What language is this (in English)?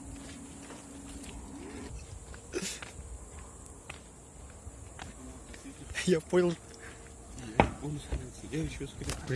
Russian